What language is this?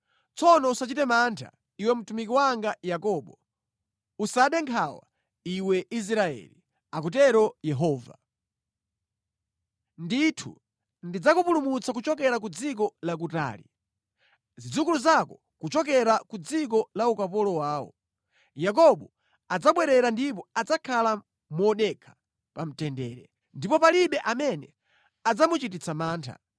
Nyanja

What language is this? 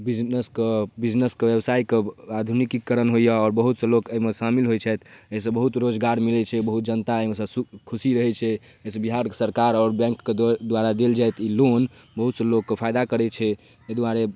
Maithili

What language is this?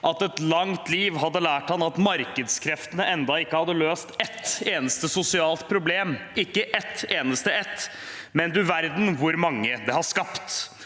Norwegian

